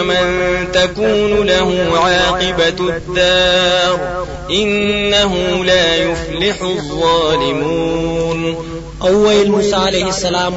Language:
Arabic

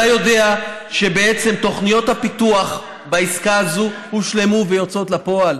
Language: Hebrew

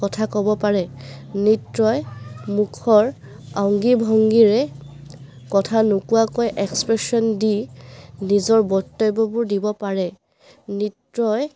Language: Assamese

